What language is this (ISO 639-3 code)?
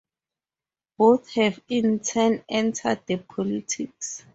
eng